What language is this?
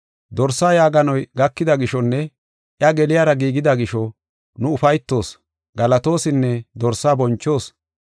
Gofa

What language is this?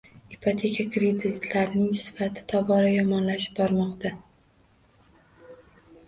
Uzbek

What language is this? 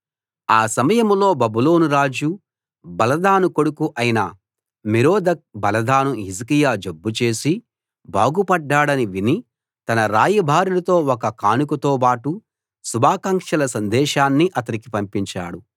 Telugu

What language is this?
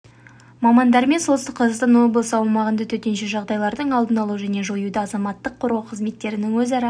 Kazakh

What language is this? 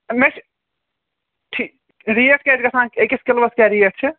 Kashmiri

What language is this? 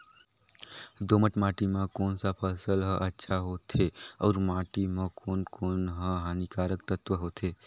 Chhattisgarhi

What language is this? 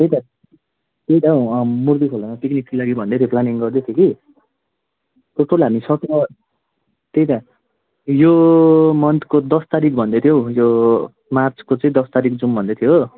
Nepali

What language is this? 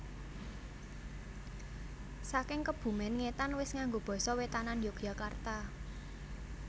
Javanese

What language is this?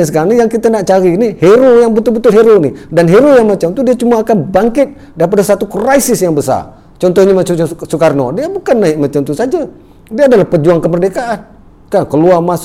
Malay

